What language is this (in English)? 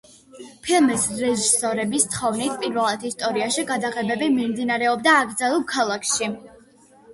Georgian